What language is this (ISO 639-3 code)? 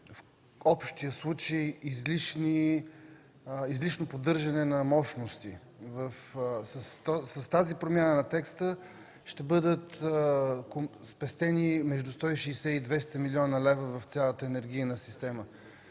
bul